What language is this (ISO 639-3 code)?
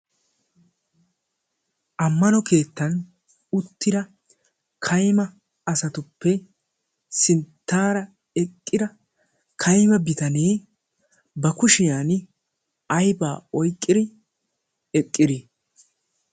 wal